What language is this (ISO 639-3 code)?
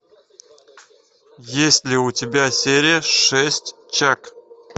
rus